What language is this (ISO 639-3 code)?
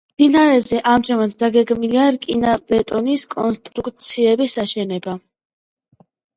kat